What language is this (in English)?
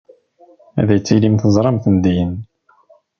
Kabyle